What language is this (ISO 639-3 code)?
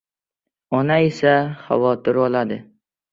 uzb